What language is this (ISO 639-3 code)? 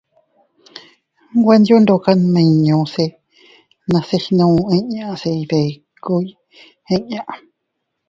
cut